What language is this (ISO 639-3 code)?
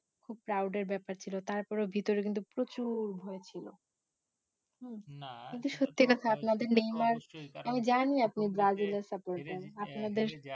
ben